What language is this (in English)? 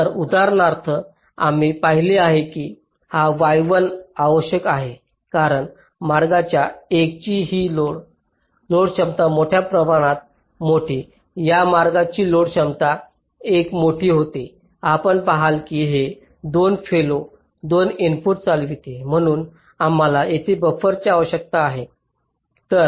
Marathi